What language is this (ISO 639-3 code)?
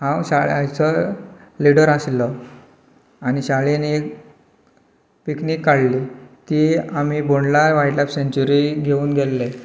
kok